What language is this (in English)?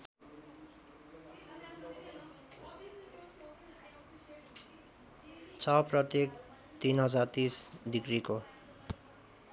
Nepali